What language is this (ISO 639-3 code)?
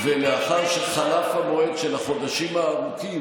heb